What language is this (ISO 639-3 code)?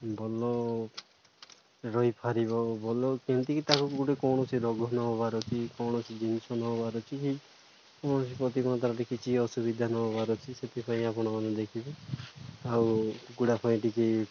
ori